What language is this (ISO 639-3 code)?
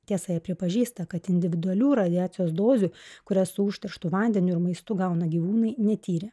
lit